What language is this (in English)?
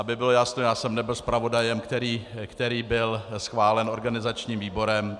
Czech